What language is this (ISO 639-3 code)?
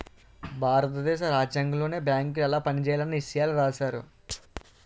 tel